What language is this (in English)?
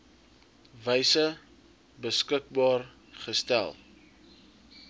Afrikaans